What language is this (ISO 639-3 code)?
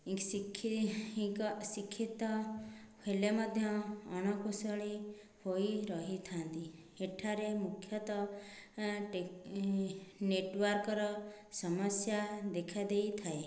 ori